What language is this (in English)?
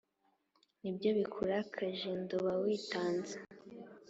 Kinyarwanda